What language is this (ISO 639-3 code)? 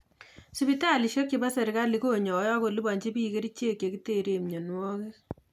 kln